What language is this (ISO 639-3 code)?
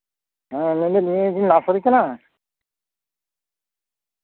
sat